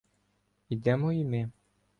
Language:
Ukrainian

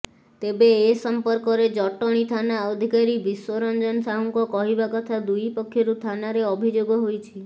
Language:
Odia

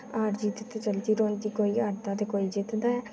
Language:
Dogri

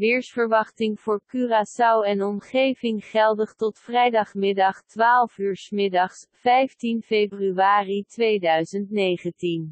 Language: Dutch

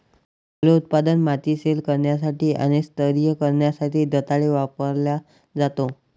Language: Marathi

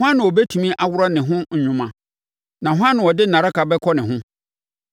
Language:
Akan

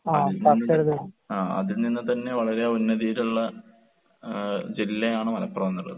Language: Malayalam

